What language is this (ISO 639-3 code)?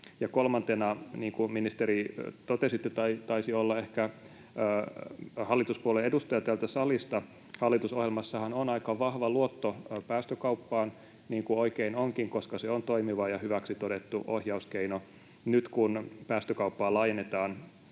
fin